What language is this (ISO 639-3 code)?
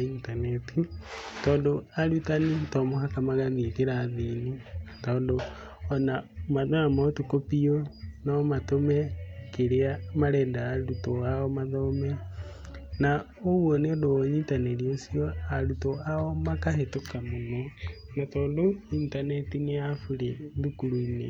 kik